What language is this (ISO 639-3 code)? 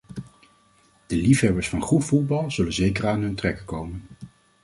nld